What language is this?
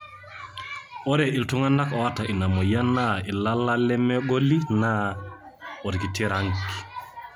Masai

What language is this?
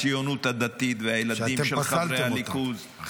Hebrew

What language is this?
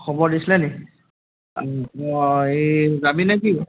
Assamese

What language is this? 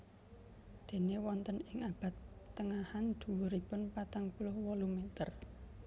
Javanese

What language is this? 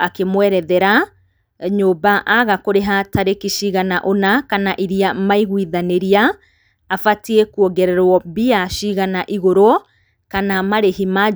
Kikuyu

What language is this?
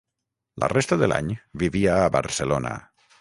Catalan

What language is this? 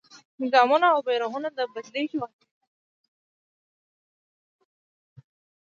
Pashto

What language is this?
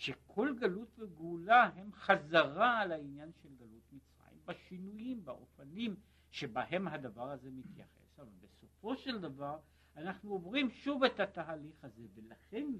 Hebrew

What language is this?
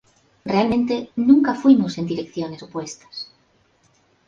Spanish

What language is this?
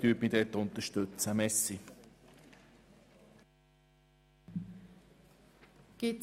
Swiss German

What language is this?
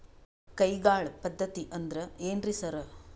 Kannada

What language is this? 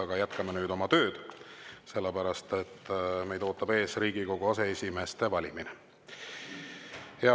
Estonian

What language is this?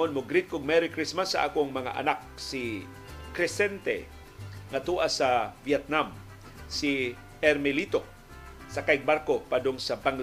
Filipino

